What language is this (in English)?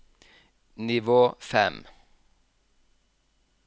Norwegian